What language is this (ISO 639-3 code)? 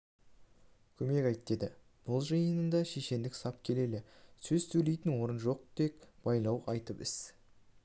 kaz